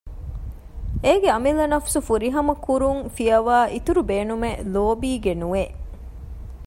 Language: Divehi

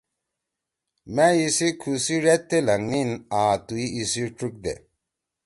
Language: Torwali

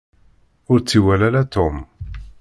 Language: Kabyle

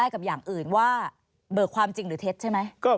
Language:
Thai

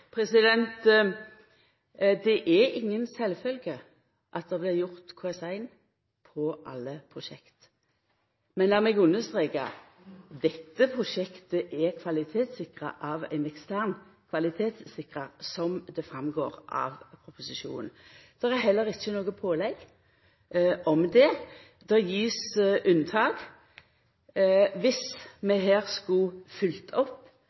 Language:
Norwegian Nynorsk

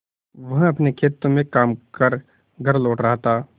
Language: Hindi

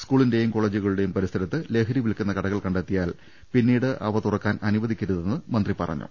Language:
Malayalam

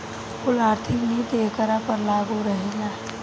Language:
Bhojpuri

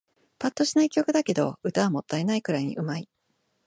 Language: Japanese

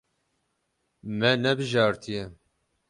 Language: Kurdish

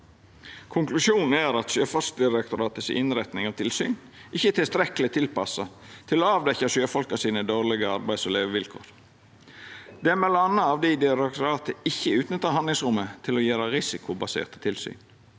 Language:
Norwegian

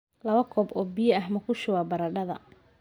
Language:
Somali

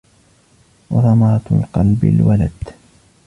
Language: Arabic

